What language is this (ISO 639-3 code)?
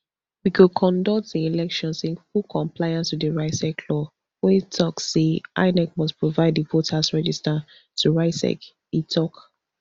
pcm